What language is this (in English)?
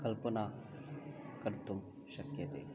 Sanskrit